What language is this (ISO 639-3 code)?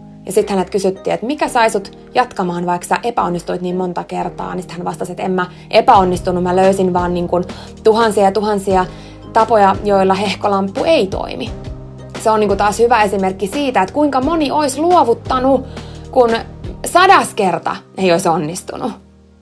fin